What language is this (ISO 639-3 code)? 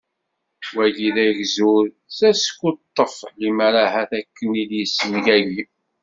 kab